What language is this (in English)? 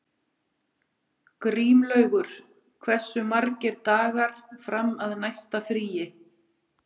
Icelandic